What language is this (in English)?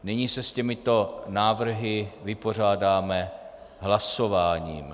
Czech